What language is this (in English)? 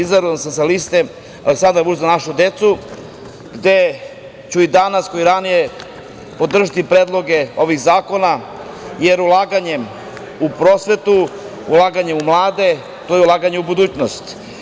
Serbian